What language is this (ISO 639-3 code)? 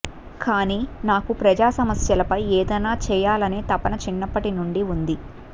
tel